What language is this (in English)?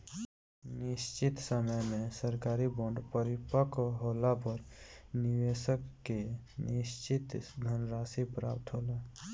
Bhojpuri